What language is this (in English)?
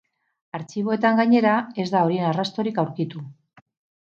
Basque